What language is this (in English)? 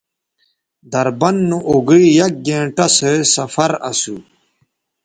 Bateri